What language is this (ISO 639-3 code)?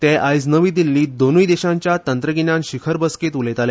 kok